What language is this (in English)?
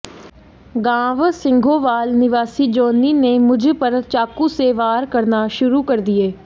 Hindi